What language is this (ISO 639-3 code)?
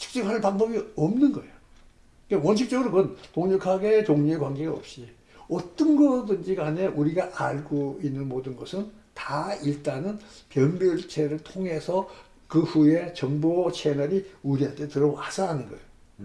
kor